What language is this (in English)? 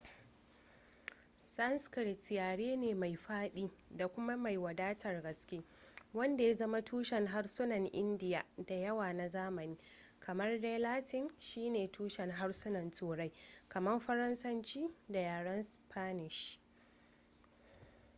Hausa